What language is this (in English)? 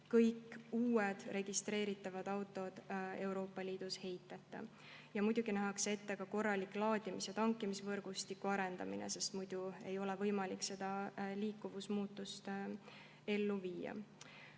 Estonian